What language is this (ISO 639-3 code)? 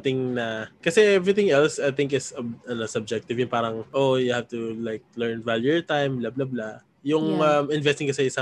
fil